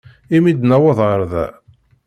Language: Kabyle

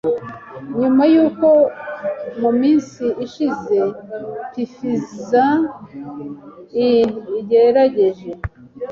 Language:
Kinyarwanda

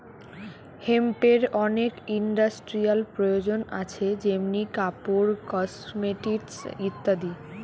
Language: Bangla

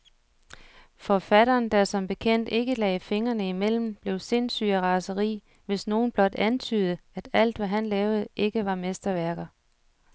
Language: Danish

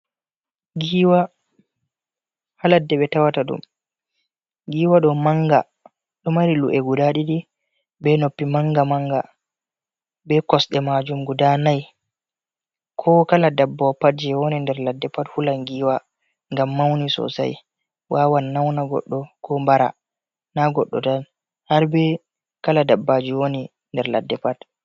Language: Fula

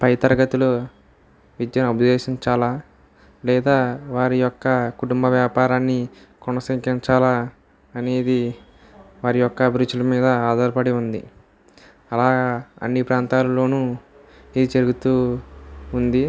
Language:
Telugu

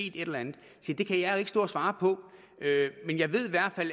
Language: Danish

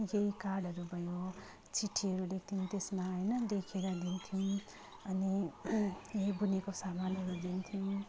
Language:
Nepali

